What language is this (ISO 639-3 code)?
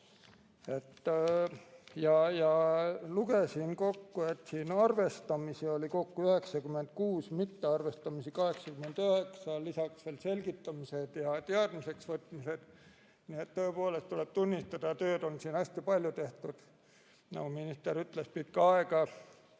est